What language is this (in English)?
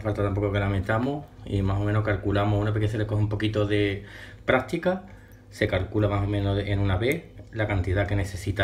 Spanish